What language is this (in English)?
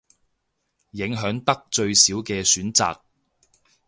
Cantonese